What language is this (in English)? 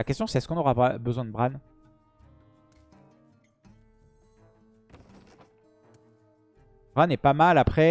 French